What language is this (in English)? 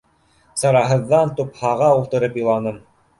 Bashkir